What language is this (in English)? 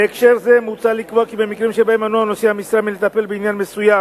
Hebrew